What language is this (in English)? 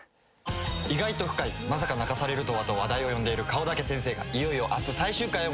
Japanese